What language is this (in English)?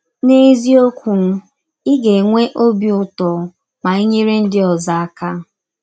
Igbo